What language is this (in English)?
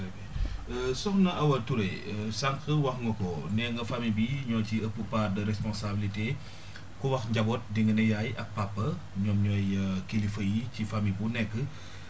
Wolof